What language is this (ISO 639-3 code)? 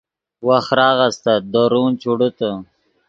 ydg